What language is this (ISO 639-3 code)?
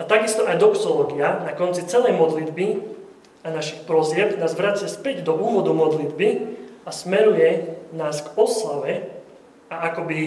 slk